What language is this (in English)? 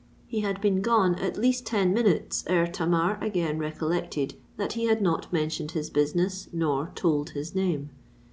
English